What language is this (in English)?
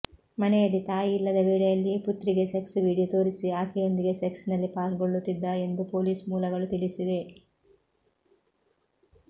Kannada